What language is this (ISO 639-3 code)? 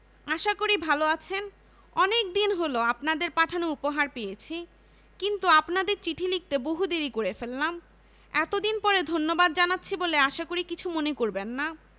ben